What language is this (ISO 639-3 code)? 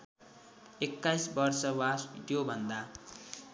nep